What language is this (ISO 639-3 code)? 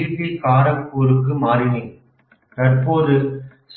tam